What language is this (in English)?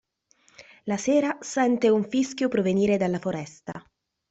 Italian